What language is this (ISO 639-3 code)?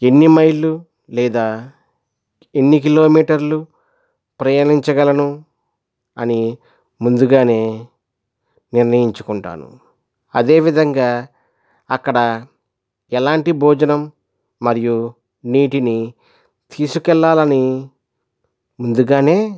tel